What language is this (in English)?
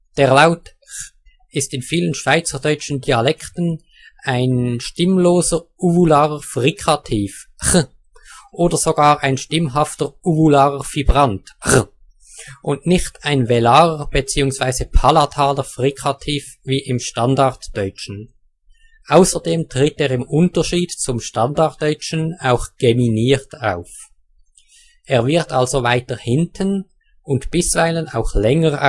German